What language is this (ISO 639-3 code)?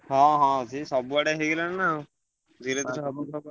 ori